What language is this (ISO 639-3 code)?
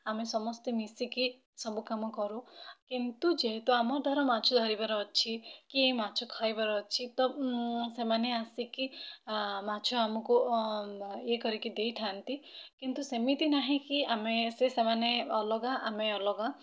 ori